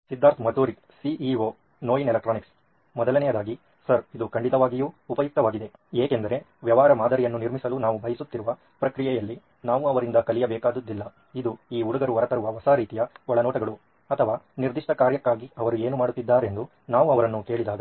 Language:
Kannada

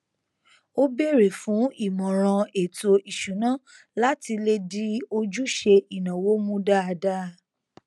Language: Yoruba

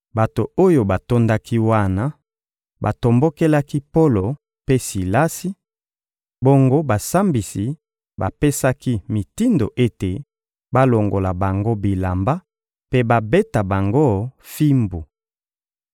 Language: Lingala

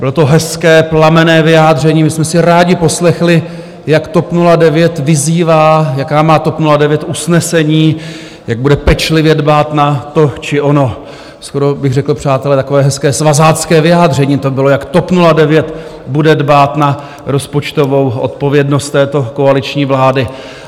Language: Czech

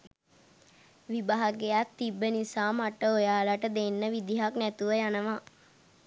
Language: Sinhala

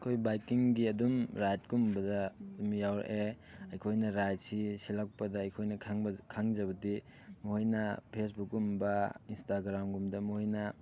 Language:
Manipuri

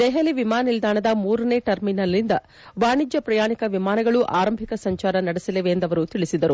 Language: Kannada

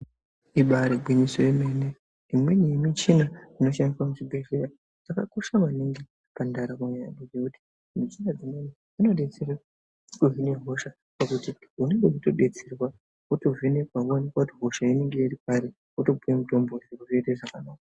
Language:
Ndau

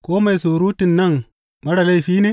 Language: Hausa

